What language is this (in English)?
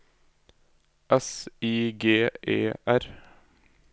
Norwegian